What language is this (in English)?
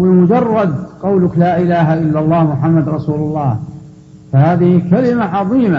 Arabic